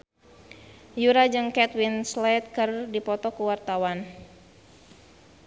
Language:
Sundanese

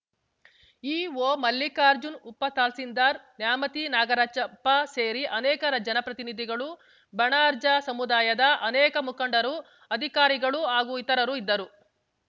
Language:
Kannada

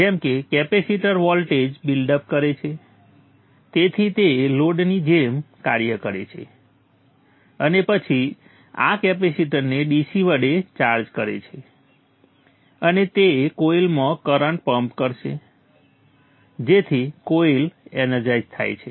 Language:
Gujarati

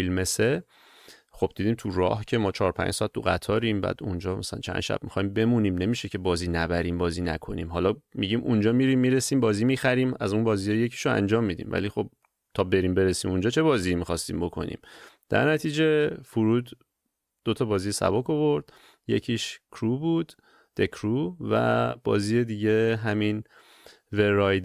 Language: Persian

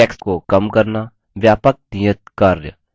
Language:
Hindi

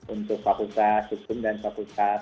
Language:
Indonesian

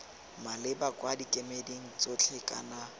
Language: Tswana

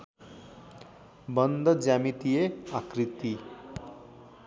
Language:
Nepali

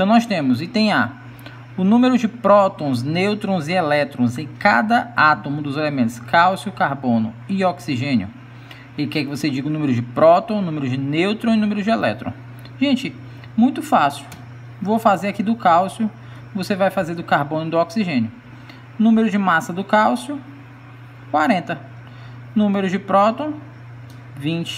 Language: Portuguese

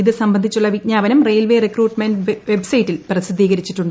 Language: Malayalam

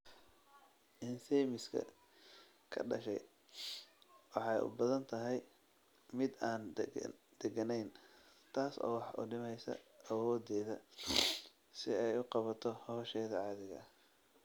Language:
Somali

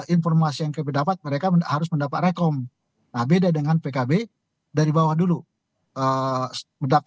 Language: Indonesian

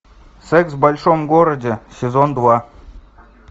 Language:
Russian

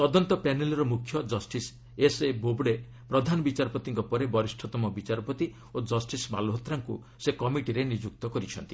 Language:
Odia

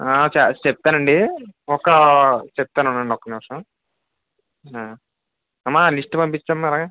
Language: Telugu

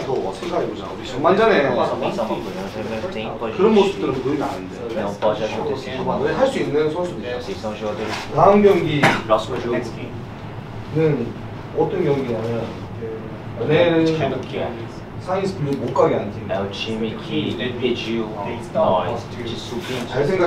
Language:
Korean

